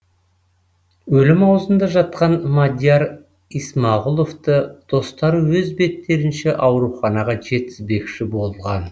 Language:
Kazakh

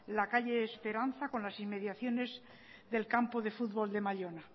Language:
Spanish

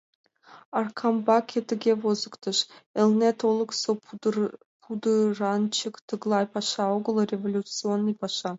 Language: Mari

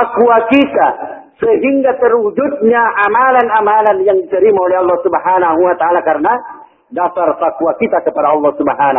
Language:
Malay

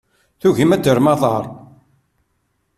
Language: Kabyle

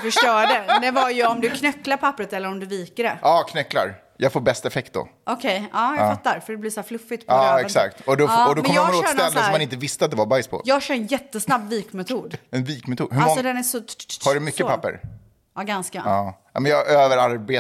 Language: Swedish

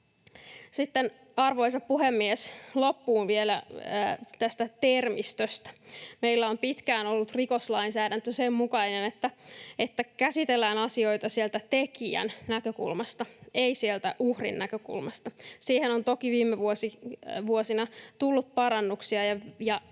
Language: Finnish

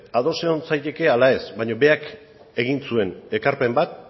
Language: Basque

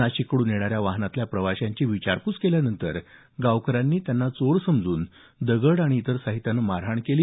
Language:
Marathi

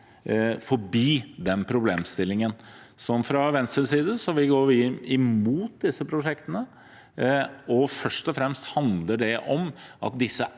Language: Norwegian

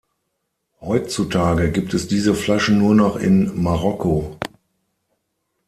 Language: German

